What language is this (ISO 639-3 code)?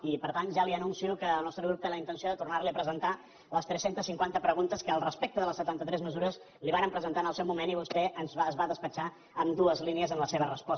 cat